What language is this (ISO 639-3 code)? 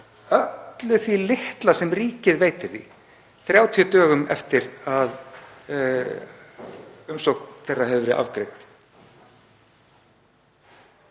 isl